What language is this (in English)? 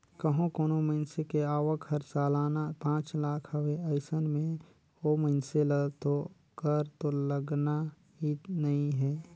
Chhattisgarhi